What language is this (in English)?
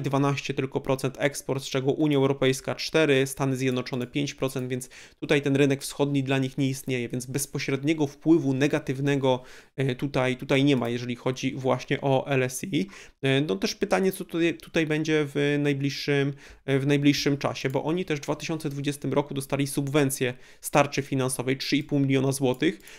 Polish